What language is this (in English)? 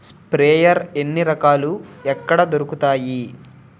Telugu